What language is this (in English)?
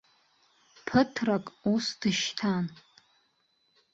Abkhazian